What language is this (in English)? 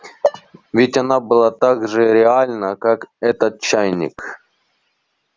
Russian